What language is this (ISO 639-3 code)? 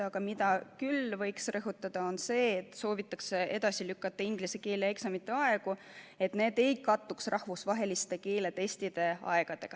est